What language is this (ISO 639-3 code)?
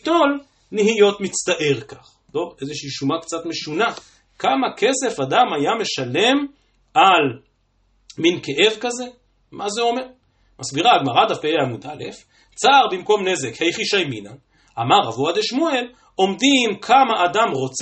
heb